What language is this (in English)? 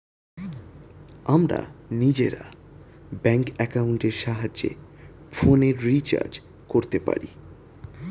Bangla